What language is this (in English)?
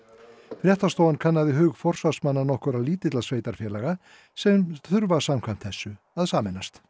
Icelandic